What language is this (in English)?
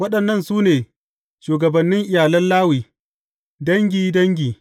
Hausa